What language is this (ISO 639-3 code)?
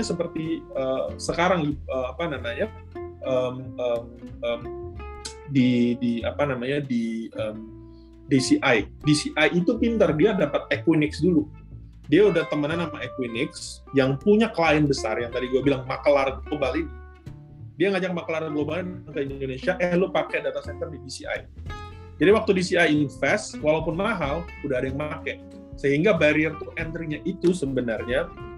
ind